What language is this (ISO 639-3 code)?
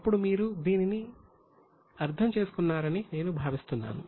tel